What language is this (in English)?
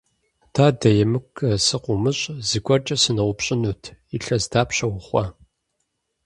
Kabardian